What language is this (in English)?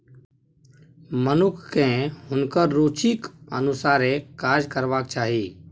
Maithili